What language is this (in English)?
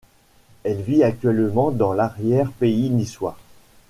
French